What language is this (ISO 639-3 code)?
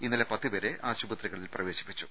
mal